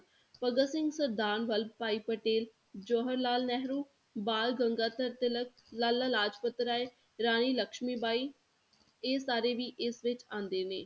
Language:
Punjabi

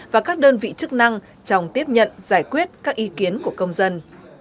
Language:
Vietnamese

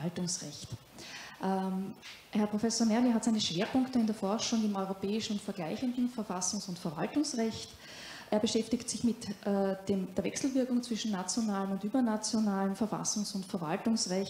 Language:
German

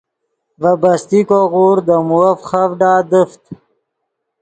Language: Yidgha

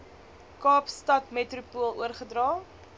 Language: Afrikaans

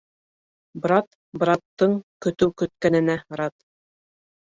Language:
Bashkir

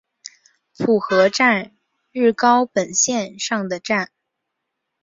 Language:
Chinese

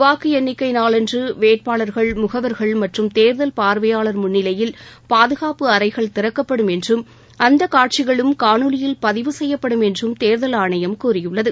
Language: Tamil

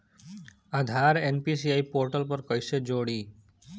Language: Bhojpuri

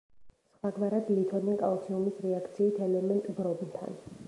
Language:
Georgian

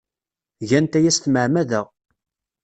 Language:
Kabyle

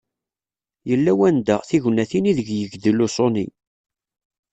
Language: Kabyle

